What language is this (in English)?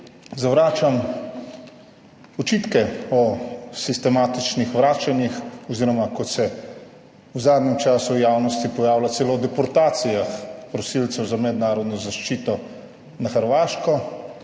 Slovenian